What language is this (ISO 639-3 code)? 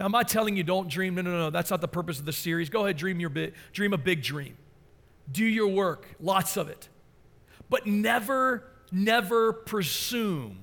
eng